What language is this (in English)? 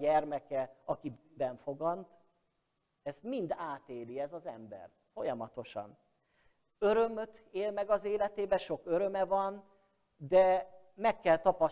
Hungarian